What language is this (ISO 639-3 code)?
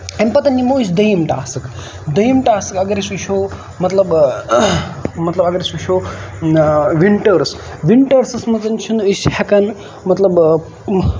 kas